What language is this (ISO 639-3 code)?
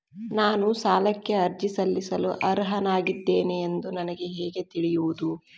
kan